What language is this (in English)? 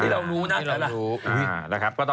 Thai